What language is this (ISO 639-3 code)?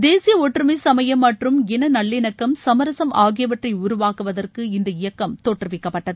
tam